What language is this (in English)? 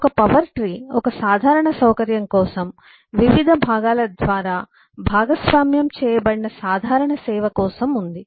Telugu